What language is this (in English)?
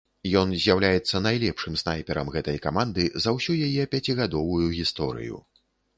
Belarusian